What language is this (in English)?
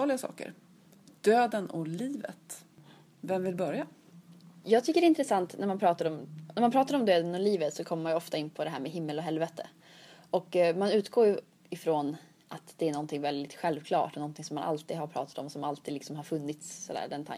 Swedish